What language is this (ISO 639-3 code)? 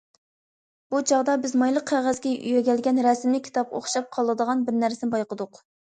uig